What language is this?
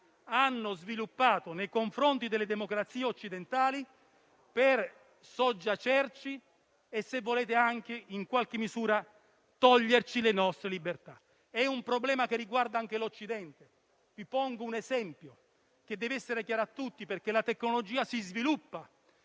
Italian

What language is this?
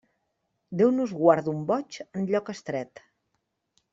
Catalan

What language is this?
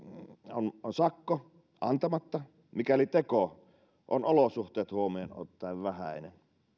Finnish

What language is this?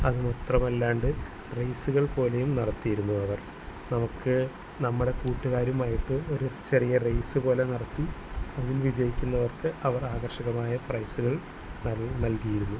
Malayalam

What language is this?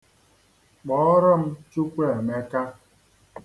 Igbo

